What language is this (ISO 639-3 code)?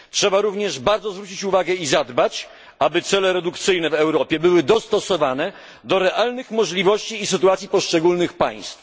pol